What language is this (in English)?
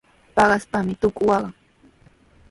Sihuas Ancash Quechua